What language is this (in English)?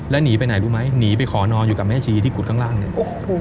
Thai